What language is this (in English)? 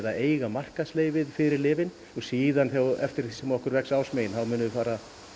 Icelandic